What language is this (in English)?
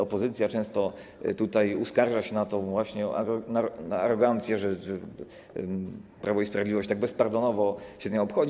Polish